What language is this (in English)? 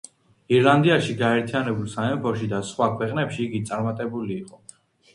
Georgian